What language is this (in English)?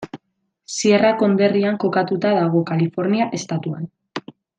Basque